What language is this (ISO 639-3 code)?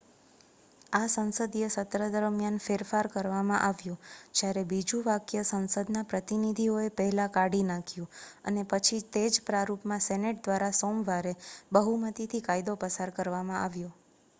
guj